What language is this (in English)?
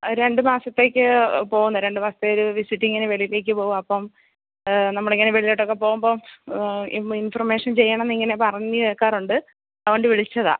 Malayalam